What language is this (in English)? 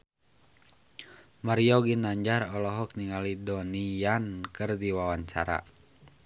Sundanese